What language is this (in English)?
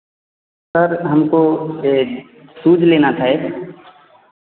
Hindi